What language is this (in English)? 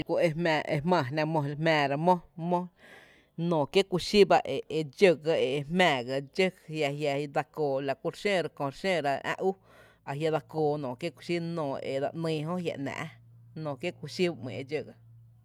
Tepinapa Chinantec